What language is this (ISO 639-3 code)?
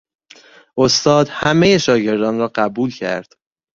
fas